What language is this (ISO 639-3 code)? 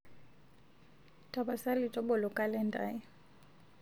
mas